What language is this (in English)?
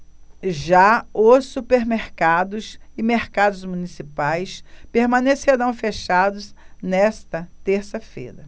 Portuguese